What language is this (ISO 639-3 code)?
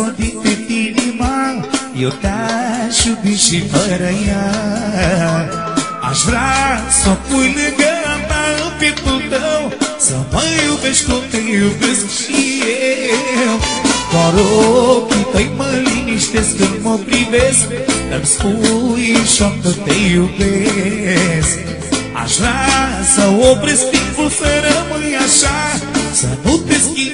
ron